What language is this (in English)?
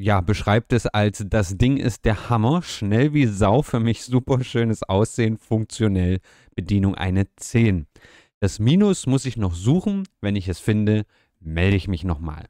German